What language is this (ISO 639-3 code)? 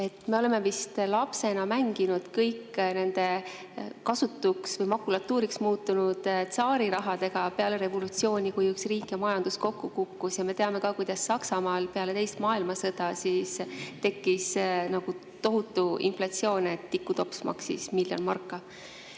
est